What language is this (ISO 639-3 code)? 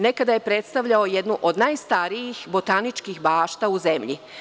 srp